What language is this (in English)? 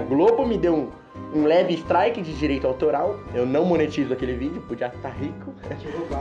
Portuguese